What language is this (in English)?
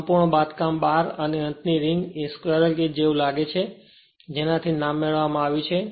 Gujarati